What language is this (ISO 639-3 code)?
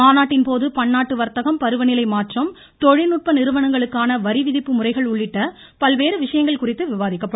tam